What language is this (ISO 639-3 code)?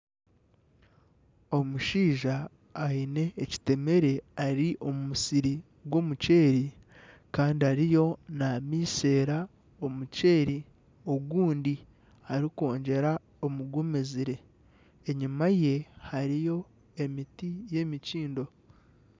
nyn